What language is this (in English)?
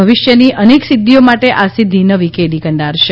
Gujarati